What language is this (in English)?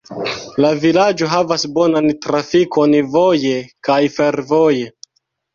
Esperanto